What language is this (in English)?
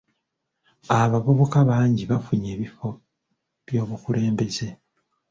Ganda